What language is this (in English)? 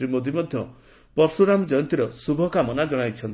Odia